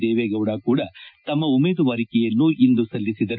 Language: Kannada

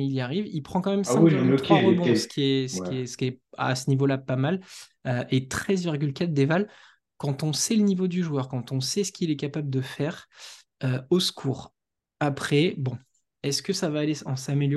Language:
French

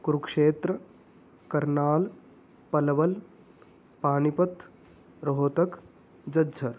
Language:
Sanskrit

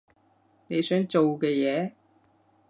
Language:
Cantonese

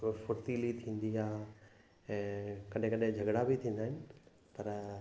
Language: Sindhi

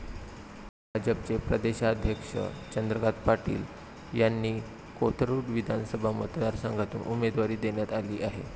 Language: Marathi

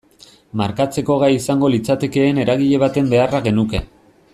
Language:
Basque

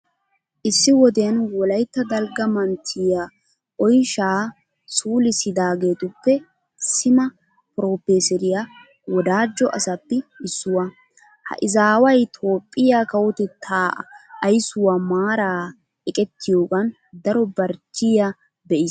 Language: Wolaytta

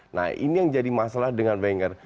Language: Indonesian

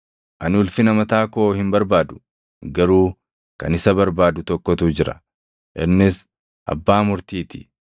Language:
Oromo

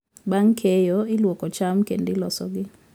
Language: Luo (Kenya and Tanzania)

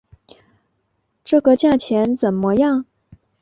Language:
Chinese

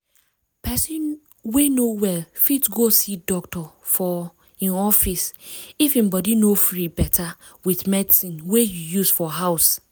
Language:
Nigerian Pidgin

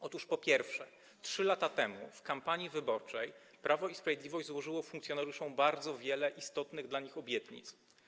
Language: Polish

